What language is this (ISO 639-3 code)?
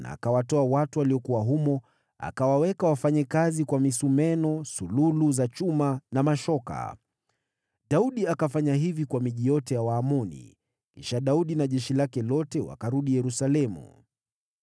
swa